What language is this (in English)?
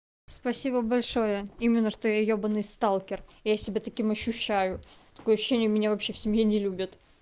Russian